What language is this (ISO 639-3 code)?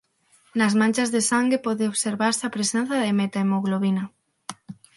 glg